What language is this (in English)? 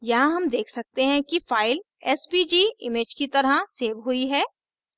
Hindi